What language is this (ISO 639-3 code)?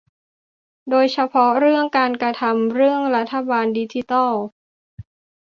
tha